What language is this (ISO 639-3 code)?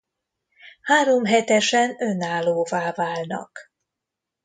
hun